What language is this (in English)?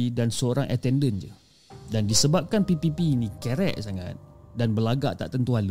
Malay